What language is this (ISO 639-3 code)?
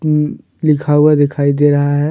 hin